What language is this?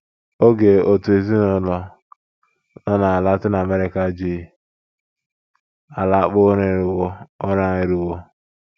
Igbo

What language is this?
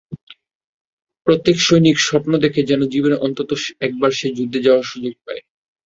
Bangla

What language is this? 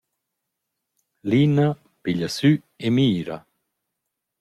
Romansh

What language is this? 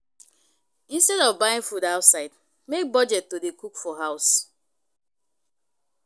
Nigerian Pidgin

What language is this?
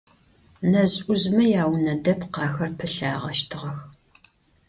Adyghe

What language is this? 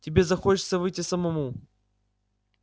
Russian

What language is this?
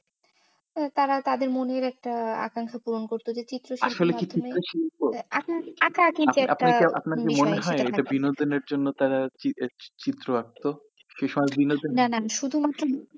Bangla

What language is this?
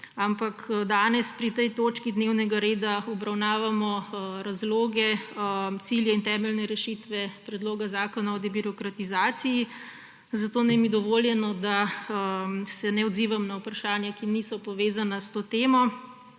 Slovenian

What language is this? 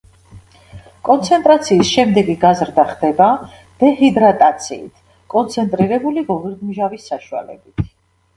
Georgian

